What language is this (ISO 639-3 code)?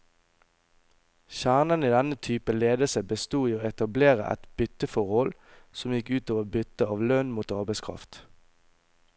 nor